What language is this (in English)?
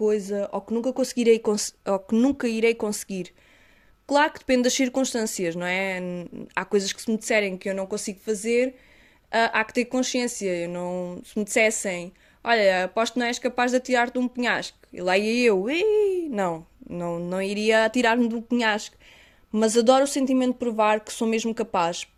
Portuguese